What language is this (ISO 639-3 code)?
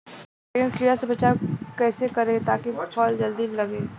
bho